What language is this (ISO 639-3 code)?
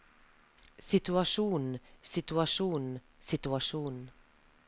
nor